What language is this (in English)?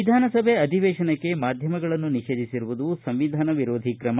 Kannada